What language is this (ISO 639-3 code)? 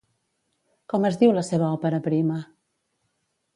cat